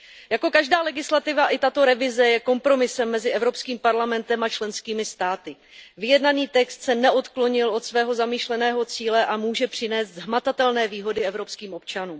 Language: Czech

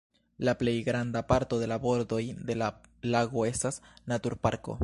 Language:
Esperanto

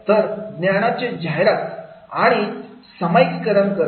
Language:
Marathi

